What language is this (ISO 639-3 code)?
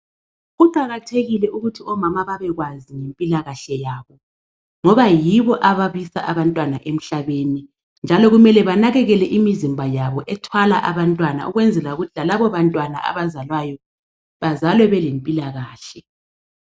nde